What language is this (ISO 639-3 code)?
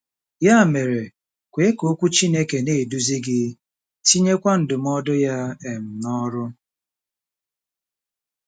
ibo